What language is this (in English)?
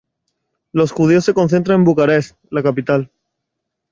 Spanish